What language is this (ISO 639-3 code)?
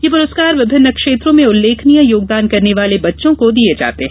hin